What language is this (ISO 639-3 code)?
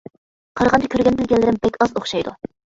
uig